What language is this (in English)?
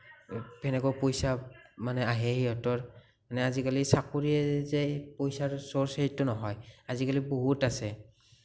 Assamese